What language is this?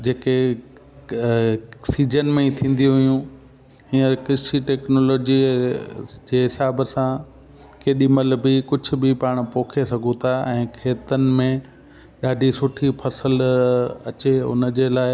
Sindhi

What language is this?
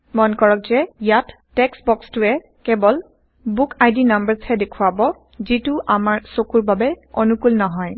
Assamese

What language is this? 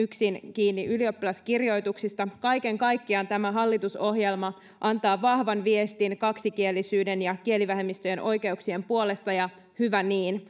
Finnish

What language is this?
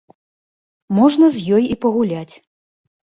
Belarusian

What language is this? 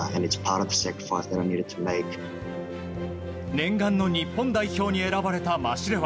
Japanese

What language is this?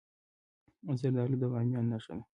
Pashto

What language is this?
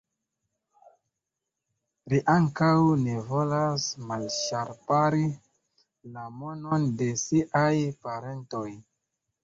Esperanto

